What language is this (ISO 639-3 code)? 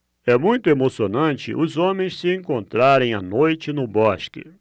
por